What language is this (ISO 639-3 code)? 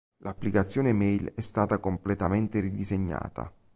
ita